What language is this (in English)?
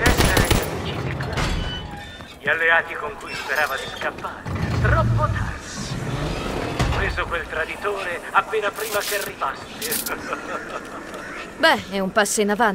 Italian